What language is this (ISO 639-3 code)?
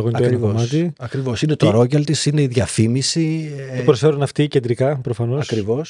ell